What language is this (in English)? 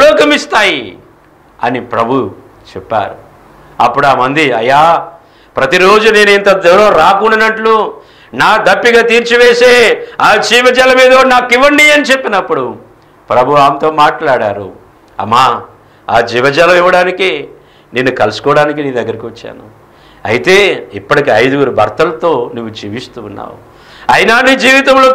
Telugu